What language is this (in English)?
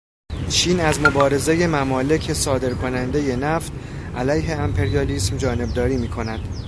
Persian